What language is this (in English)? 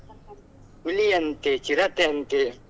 Kannada